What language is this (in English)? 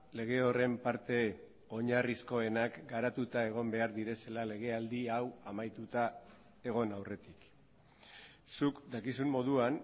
Basque